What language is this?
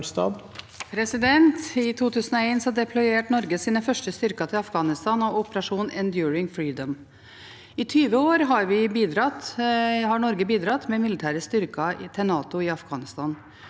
Norwegian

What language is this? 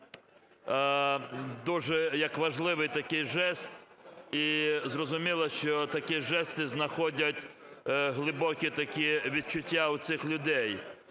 Ukrainian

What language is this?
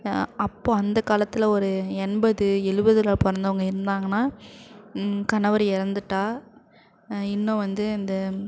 Tamil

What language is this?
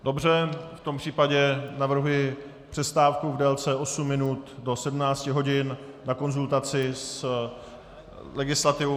Czech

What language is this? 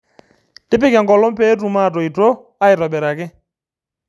Masai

